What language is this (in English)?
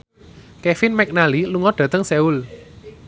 Javanese